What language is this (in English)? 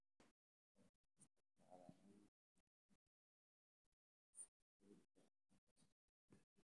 Somali